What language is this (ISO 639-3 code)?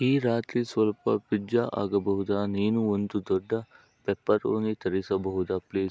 kan